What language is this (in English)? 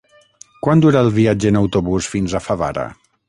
Catalan